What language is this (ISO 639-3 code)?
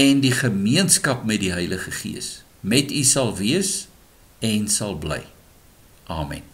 nld